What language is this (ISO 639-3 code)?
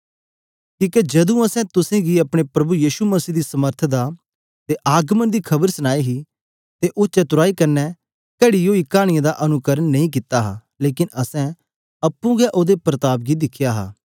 doi